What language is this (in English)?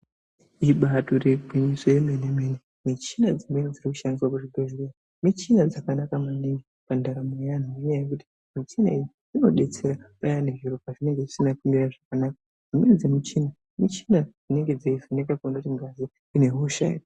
Ndau